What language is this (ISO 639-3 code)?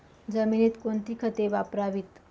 mar